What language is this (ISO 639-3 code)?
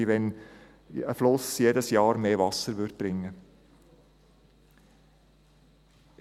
gsw